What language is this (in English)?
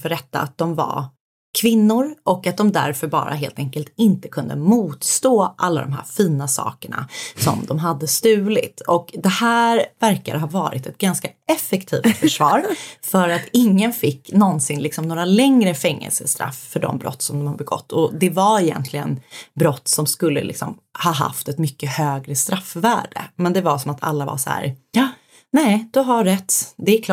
Swedish